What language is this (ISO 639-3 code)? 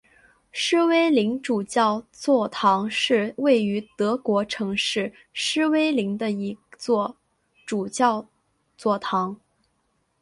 zho